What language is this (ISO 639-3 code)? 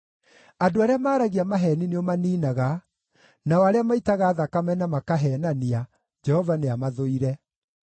kik